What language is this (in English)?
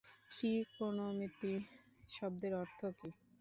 Bangla